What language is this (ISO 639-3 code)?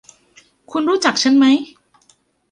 tha